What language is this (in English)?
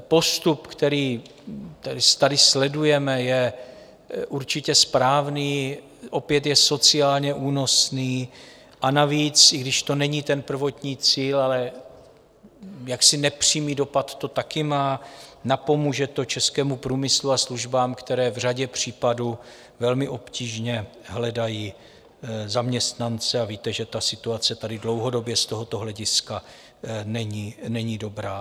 Czech